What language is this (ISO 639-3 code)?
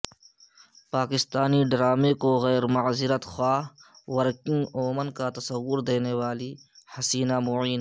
urd